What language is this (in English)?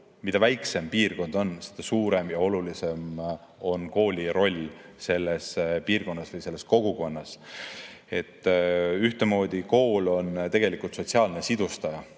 Estonian